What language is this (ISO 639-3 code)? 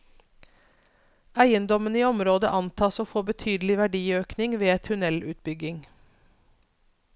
nor